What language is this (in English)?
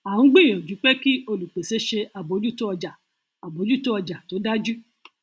Yoruba